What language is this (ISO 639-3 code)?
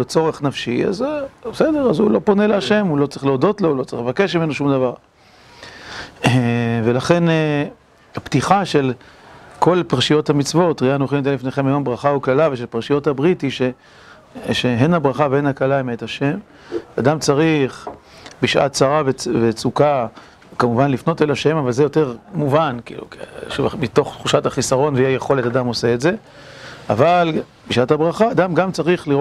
heb